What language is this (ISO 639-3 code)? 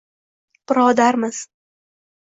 uzb